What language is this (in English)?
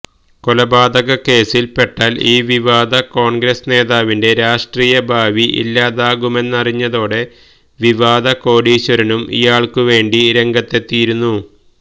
Malayalam